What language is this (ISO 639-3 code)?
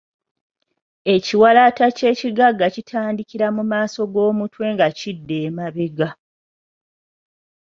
lug